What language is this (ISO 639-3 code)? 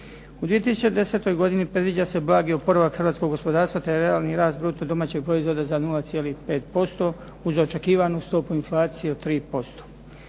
hrv